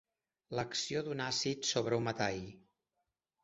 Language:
Catalan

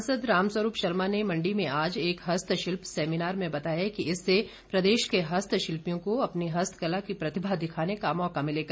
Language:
Hindi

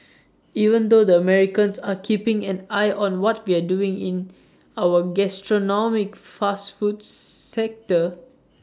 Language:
English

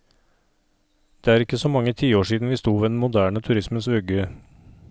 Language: Norwegian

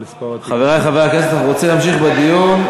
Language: Hebrew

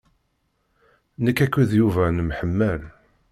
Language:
Kabyle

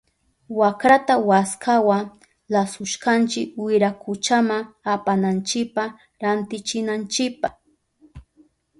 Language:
Southern Pastaza Quechua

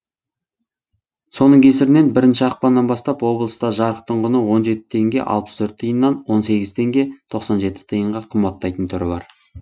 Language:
Kazakh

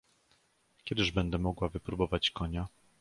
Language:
Polish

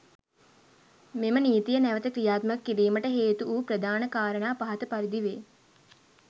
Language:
Sinhala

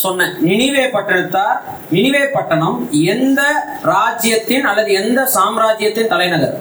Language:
Tamil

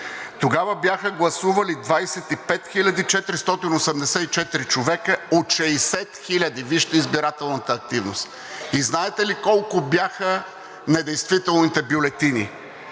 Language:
Bulgarian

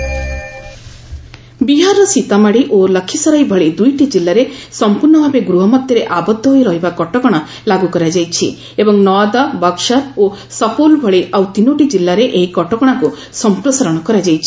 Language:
Odia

